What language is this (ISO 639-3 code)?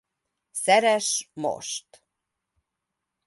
hun